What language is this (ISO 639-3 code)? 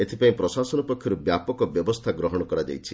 ori